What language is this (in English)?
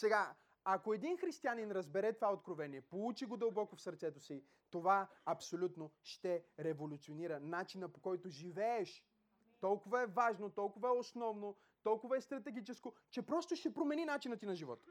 Bulgarian